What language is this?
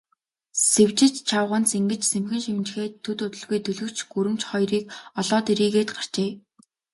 Mongolian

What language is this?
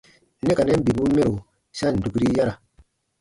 Baatonum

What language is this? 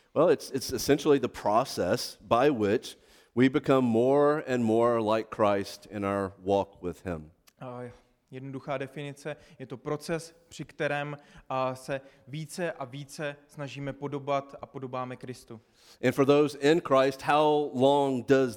Czech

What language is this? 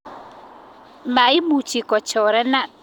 Kalenjin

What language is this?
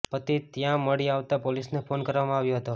Gujarati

